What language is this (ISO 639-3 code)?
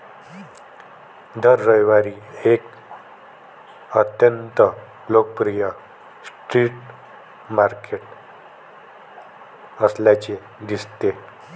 mar